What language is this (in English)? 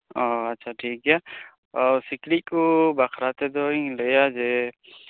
Santali